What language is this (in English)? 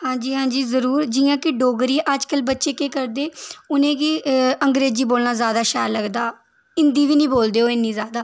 Dogri